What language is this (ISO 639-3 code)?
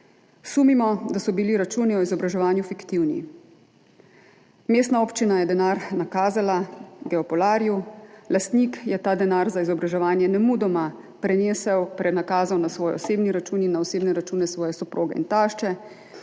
slv